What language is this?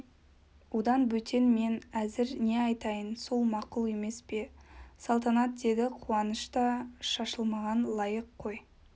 Kazakh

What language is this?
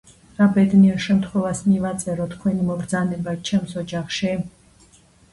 Georgian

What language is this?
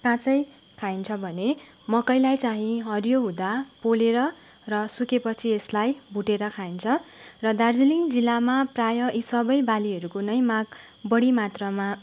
Nepali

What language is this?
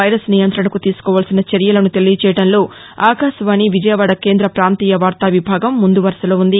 Telugu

